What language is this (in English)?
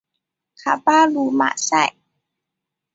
Chinese